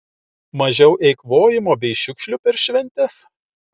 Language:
Lithuanian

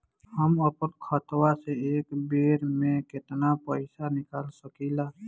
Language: Bhojpuri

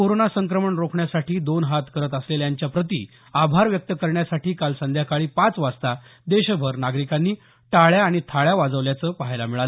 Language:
Marathi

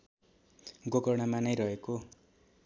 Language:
Nepali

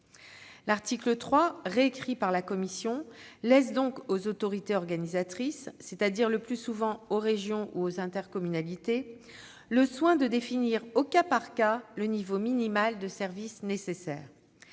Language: French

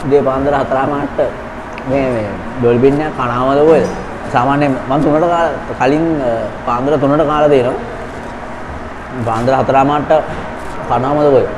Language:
Thai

